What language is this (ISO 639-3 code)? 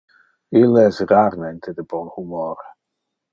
ina